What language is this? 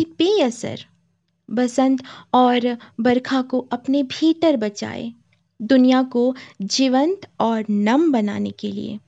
Hindi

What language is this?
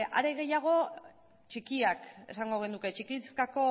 Basque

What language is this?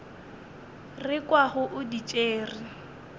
Northern Sotho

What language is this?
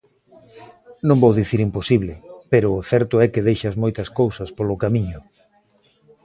Galician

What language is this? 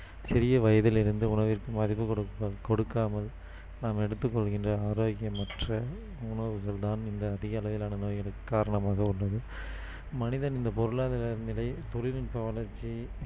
Tamil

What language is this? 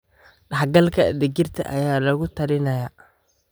Somali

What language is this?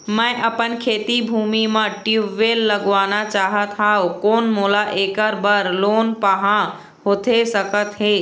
Chhattisgarhi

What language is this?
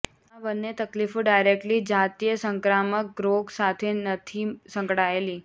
Gujarati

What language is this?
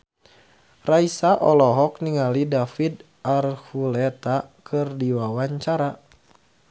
Sundanese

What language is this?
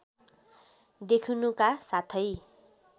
Nepali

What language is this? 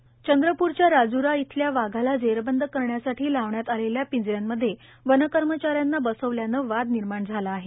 Marathi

